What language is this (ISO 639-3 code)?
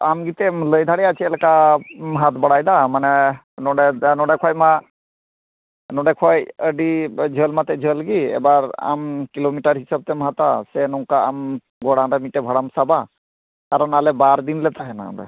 sat